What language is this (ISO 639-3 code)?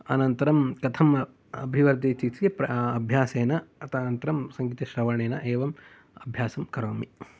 san